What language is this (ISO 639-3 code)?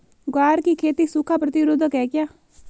hin